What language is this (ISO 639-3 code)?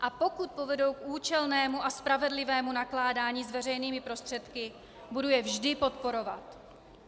ces